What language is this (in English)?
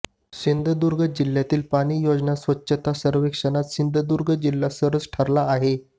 Marathi